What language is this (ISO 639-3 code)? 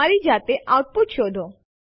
guj